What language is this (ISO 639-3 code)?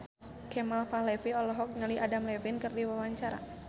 sun